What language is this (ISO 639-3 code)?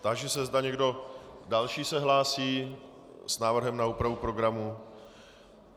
ces